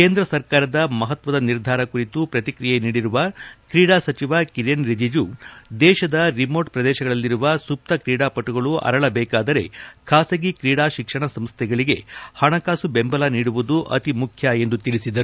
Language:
Kannada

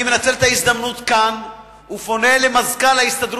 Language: Hebrew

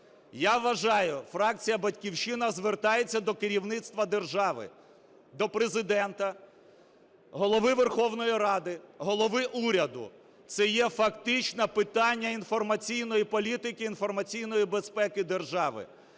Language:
Ukrainian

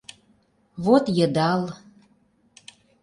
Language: Mari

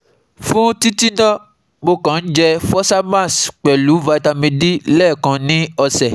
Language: Yoruba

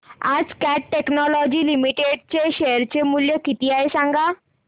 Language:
Marathi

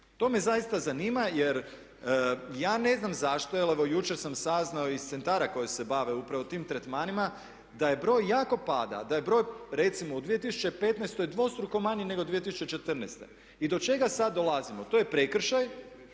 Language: Croatian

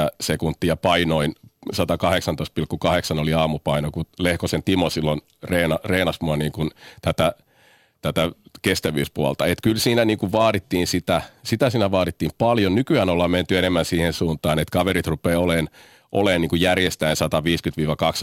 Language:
Finnish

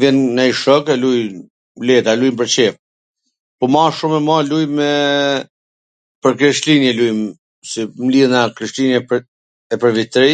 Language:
Gheg Albanian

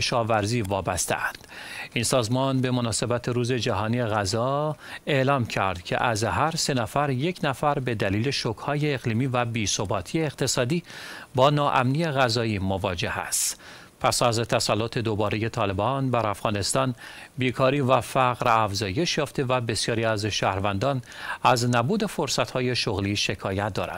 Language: Persian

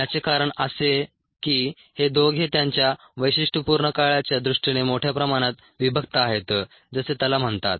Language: Marathi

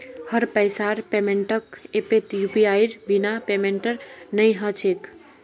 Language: Magahi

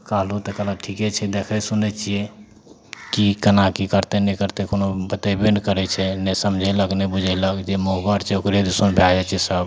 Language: Maithili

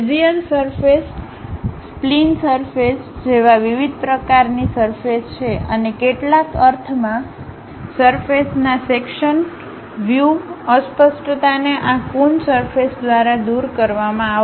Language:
Gujarati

